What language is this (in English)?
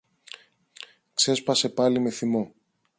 Greek